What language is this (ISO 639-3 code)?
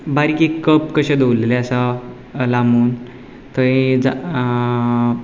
kok